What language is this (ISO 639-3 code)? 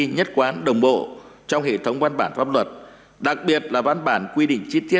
vie